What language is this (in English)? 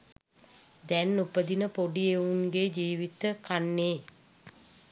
Sinhala